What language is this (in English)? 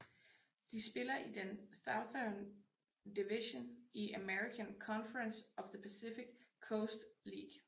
Danish